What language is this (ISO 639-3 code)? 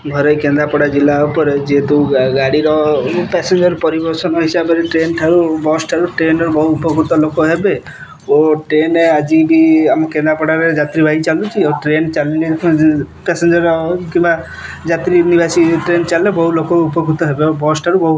ori